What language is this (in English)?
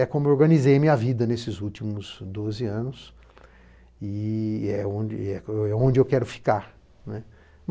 Portuguese